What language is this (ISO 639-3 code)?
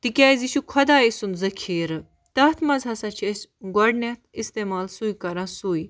kas